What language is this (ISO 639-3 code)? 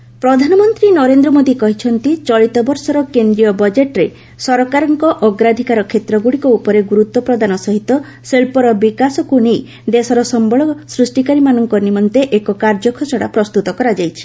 ori